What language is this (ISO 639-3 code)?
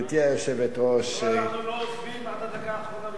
heb